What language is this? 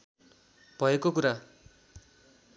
Nepali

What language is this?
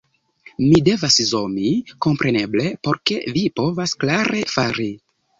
Esperanto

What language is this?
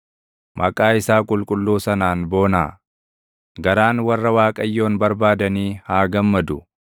Oromo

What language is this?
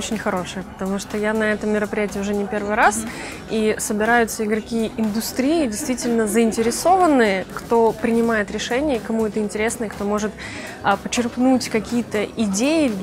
Russian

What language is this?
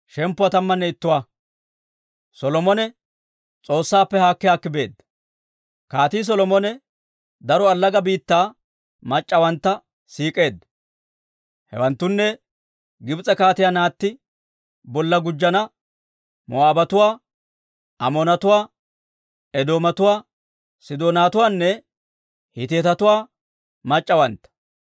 Dawro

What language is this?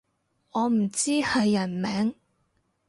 Cantonese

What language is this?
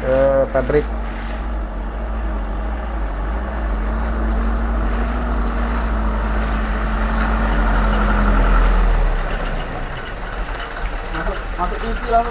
Indonesian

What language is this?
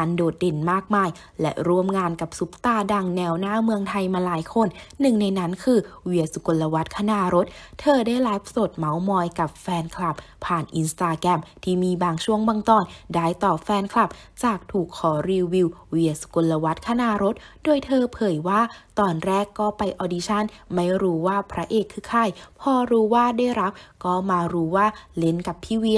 Thai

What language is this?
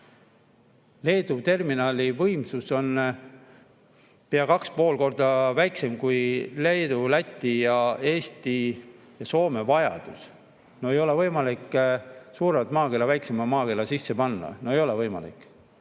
Estonian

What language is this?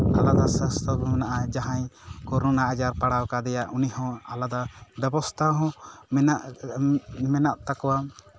Santali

